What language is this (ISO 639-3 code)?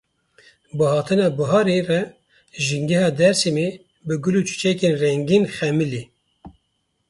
kur